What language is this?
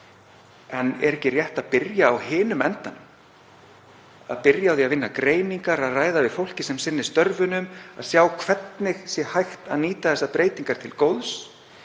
Icelandic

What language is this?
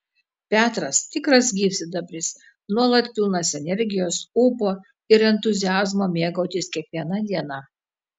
Lithuanian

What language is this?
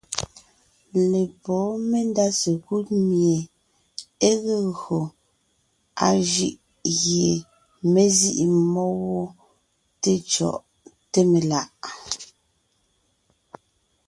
Ngiemboon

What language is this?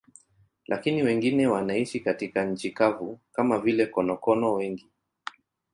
Swahili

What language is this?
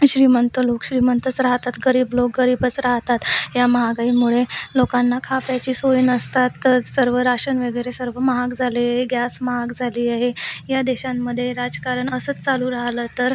Marathi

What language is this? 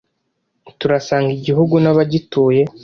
Kinyarwanda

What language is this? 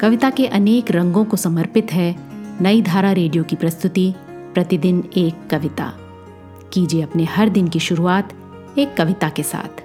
Hindi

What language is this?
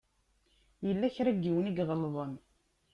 Kabyle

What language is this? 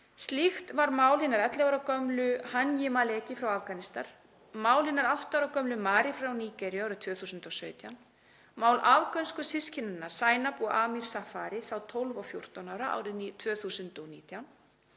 Icelandic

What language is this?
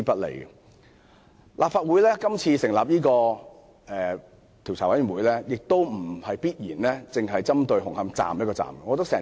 Cantonese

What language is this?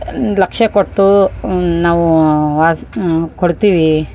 Kannada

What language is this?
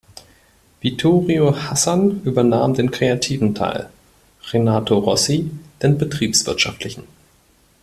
German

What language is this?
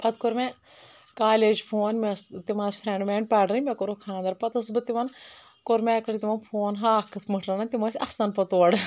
Kashmiri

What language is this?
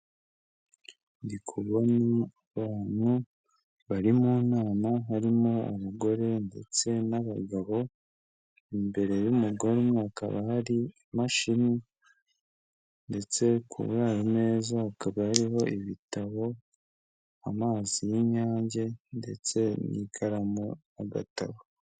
Kinyarwanda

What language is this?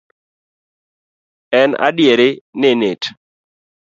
Luo (Kenya and Tanzania)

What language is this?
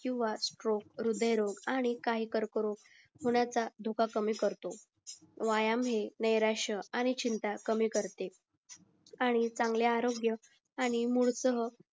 Marathi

